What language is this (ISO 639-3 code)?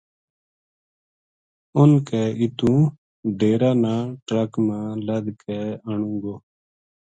gju